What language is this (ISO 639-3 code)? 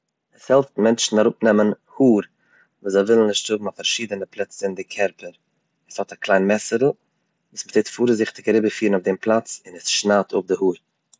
yid